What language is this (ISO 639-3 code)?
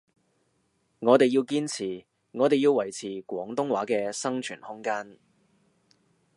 yue